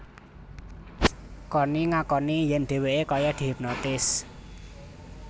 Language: Javanese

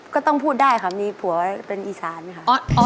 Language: Thai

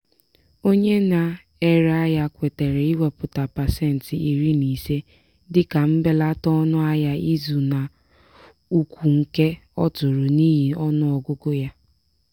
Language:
Igbo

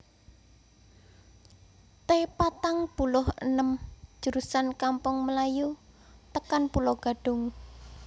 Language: Javanese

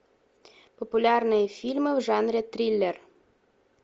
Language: Russian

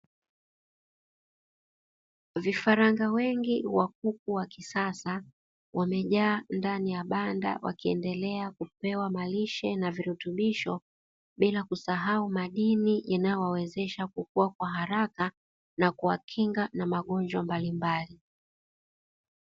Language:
Swahili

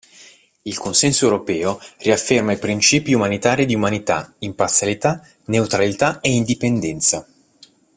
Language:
Italian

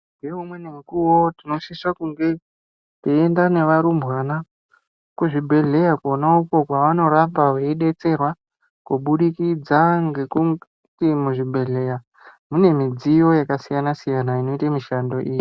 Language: Ndau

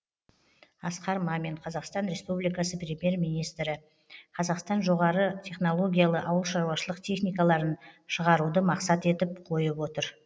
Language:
Kazakh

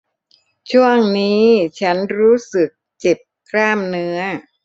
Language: Thai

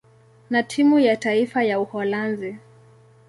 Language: Swahili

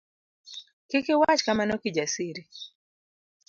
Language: Luo (Kenya and Tanzania)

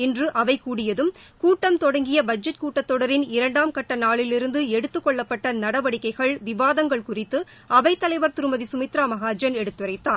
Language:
Tamil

